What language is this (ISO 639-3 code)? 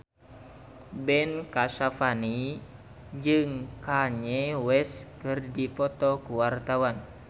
sun